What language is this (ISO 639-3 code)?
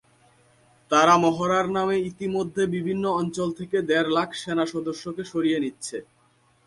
ben